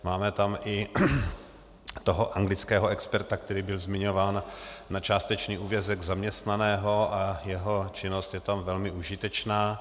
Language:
Czech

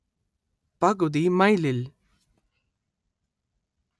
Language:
Malayalam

